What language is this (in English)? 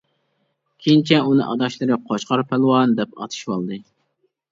Uyghur